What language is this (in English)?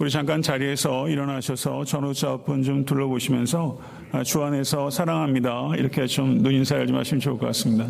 Korean